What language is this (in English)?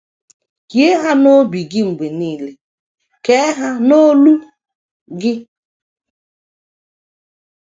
Igbo